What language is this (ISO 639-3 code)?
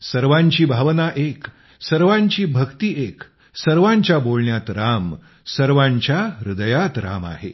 mar